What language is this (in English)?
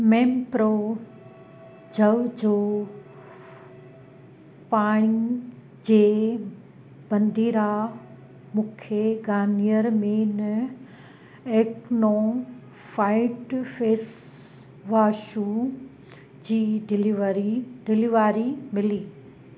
Sindhi